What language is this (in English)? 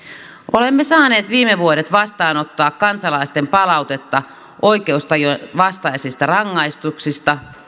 Finnish